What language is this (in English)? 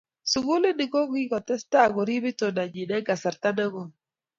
Kalenjin